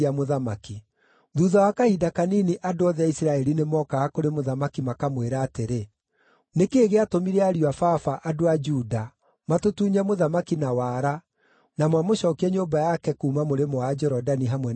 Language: Kikuyu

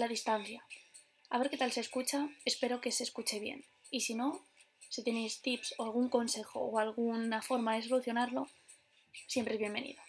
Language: Spanish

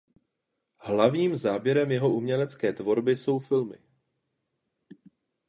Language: Czech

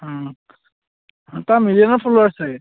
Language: Assamese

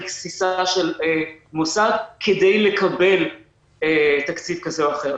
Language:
Hebrew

